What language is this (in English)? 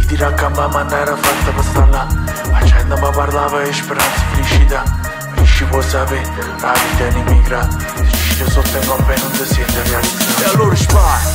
Italian